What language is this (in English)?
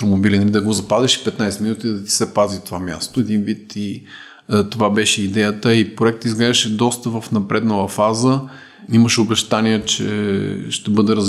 Bulgarian